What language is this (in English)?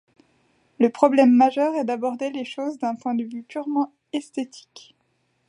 French